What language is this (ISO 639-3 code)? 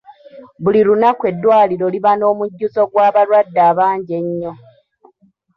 lug